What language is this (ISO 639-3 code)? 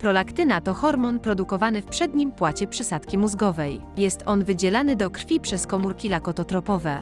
pol